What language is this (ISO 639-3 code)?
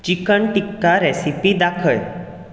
kok